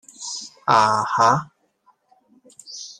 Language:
Cantonese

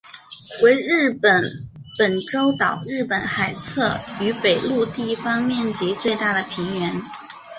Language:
Chinese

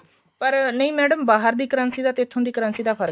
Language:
Punjabi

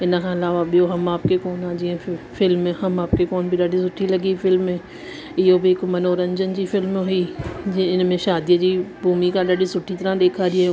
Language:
Sindhi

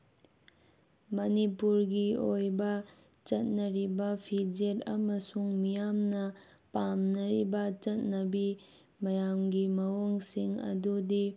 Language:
Manipuri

